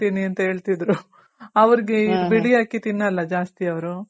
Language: Kannada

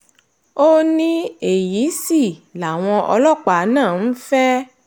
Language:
Yoruba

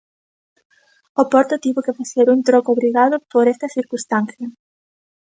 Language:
Galician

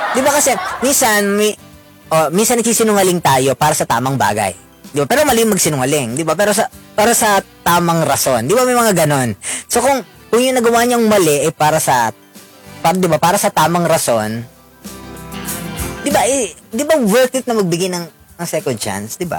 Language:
Filipino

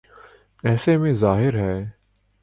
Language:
Urdu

